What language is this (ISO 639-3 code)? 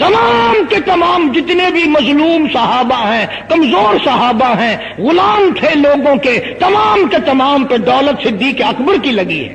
ara